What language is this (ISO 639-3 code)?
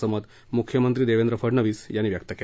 mar